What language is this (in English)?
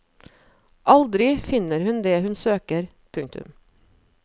Norwegian